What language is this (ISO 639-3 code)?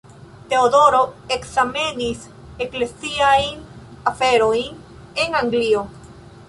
epo